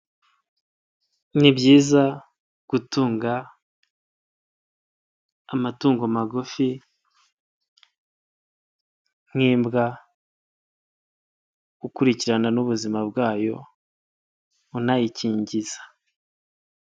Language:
Kinyarwanda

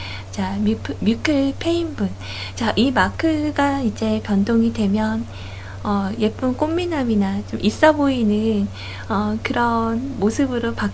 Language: Korean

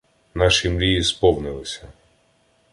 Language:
Ukrainian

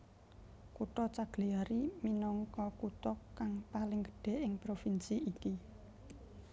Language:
Javanese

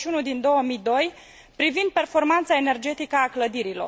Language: Romanian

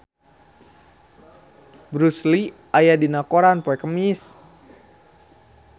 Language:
Sundanese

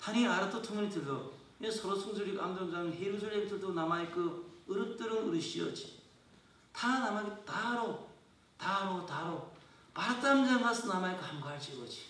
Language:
Korean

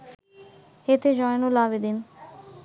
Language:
Bangla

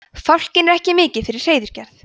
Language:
Icelandic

